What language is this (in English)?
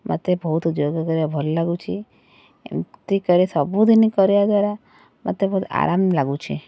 Odia